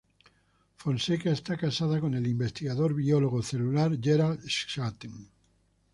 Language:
Spanish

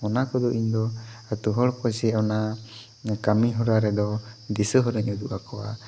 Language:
Santali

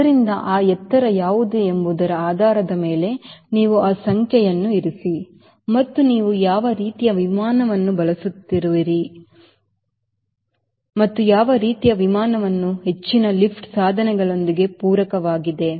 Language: Kannada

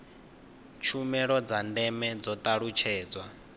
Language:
Venda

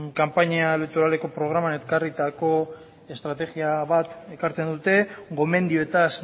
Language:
Basque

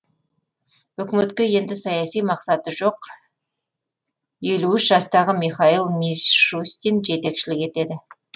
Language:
Kazakh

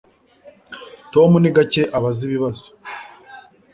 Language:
Kinyarwanda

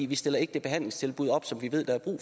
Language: Danish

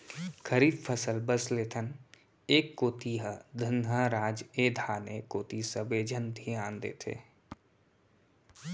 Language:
Chhattisgarhi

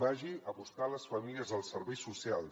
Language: Catalan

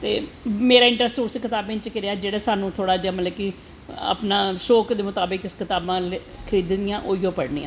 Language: Dogri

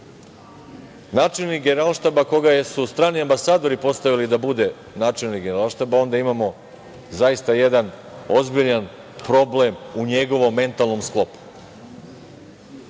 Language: Serbian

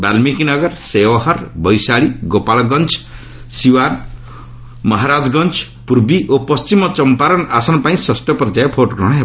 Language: Odia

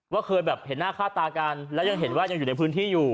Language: Thai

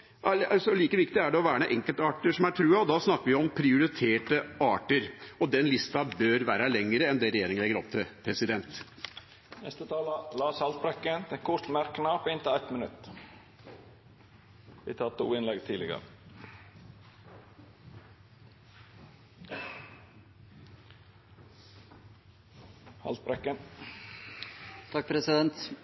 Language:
Norwegian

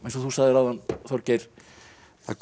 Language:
Icelandic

